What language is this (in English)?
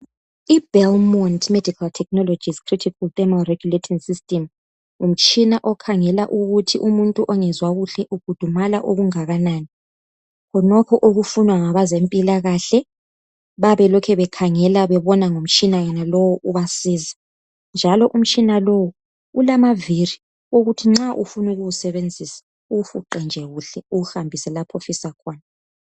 North Ndebele